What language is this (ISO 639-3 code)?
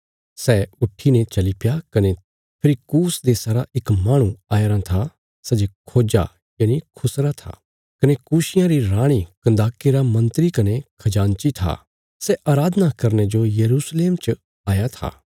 kfs